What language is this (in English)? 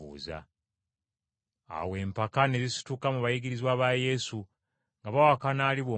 Ganda